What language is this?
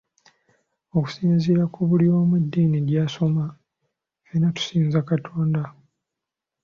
Ganda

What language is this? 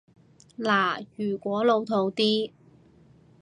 Cantonese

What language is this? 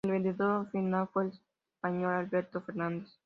Spanish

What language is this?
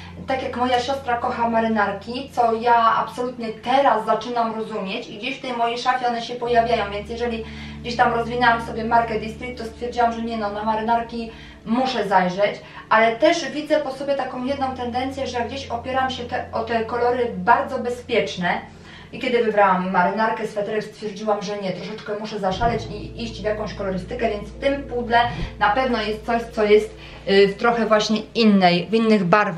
Polish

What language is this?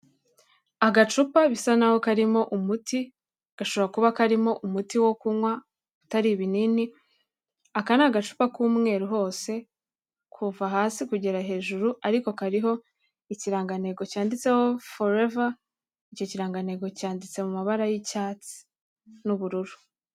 Kinyarwanda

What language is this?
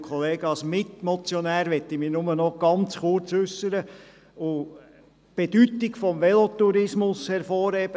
Swiss German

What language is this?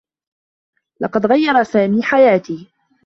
Arabic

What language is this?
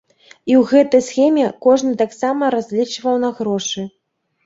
Belarusian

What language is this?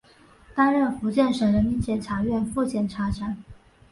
Chinese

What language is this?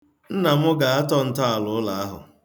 Igbo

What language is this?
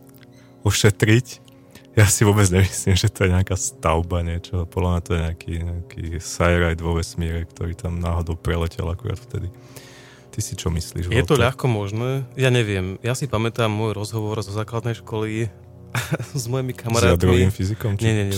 Slovak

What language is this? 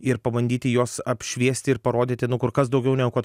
Lithuanian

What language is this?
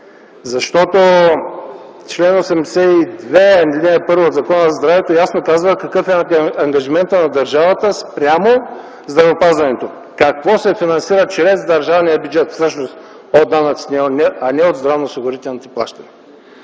Bulgarian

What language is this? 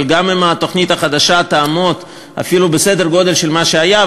Hebrew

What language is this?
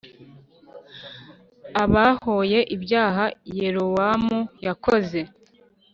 Kinyarwanda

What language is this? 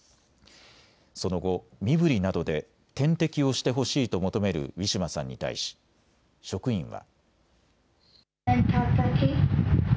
Japanese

